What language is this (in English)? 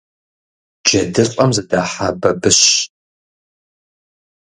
Kabardian